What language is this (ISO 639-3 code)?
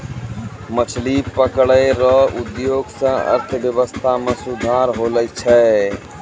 mai